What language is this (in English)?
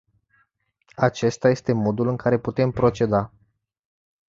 Romanian